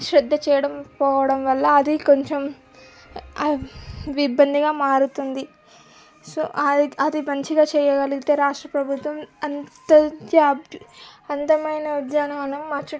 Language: Telugu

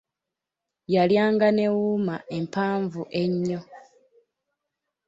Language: Ganda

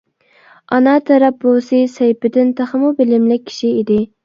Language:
Uyghur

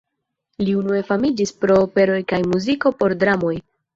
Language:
Esperanto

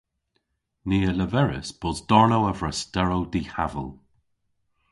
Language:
Cornish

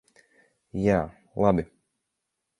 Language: Latvian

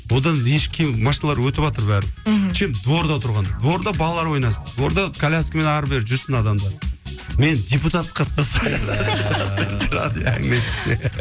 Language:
Kazakh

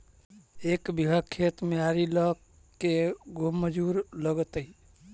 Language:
Magahi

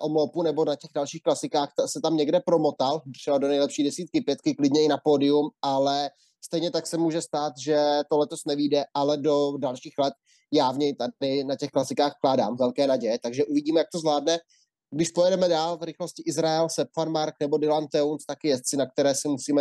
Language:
Czech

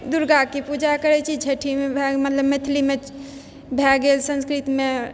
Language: Maithili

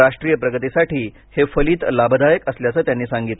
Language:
Marathi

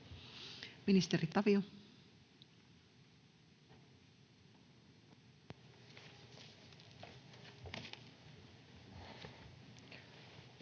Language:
Finnish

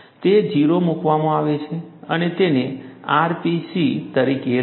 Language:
Gujarati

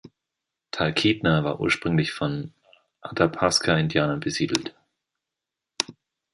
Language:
German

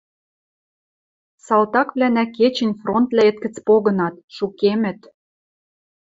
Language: Western Mari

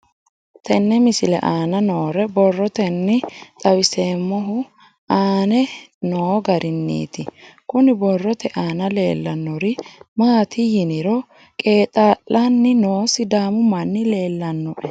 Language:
Sidamo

